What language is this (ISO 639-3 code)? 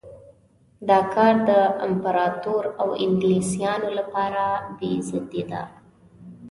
pus